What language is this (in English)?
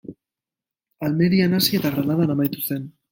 Basque